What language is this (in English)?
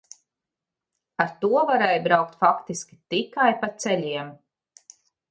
Latvian